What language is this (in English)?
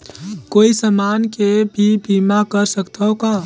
Chhattisgarhi